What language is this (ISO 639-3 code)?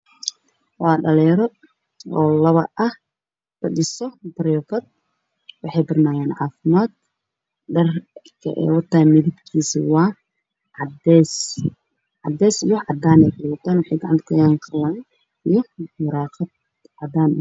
som